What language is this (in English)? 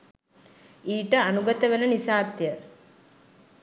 Sinhala